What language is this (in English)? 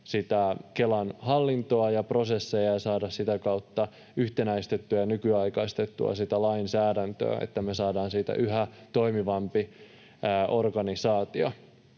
Finnish